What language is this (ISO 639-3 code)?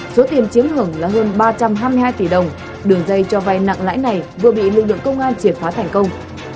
vie